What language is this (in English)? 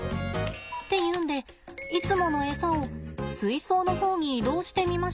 Japanese